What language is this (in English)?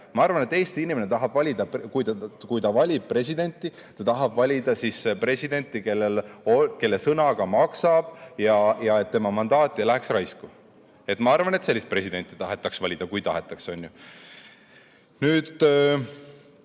Estonian